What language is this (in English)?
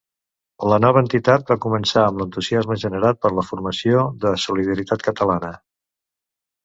Catalan